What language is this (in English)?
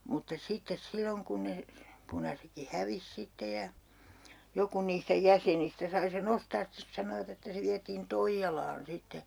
Finnish